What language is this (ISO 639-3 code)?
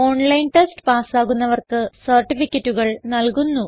mal